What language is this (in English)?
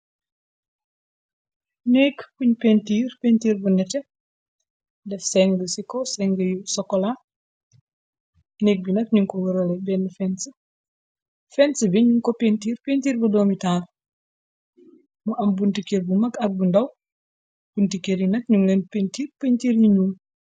Wolof